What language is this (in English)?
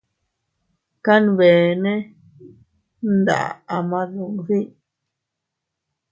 Teutila Cuicatec